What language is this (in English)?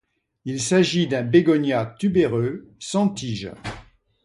French